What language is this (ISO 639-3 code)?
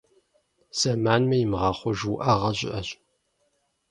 kbd